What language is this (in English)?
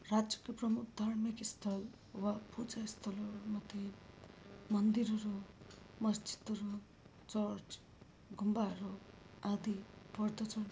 Nepali